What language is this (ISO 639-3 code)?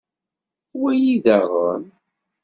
kab